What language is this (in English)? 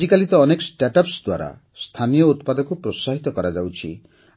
Odia